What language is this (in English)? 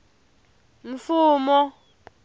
Tsonga